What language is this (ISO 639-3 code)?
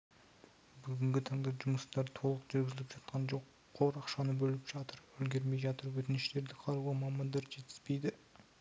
kaz